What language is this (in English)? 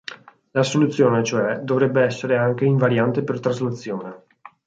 Italian